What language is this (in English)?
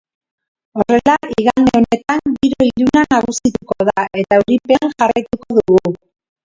Basque